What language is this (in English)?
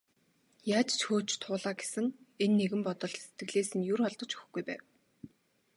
Mongolian